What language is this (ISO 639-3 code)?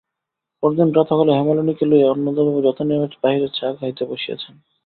ben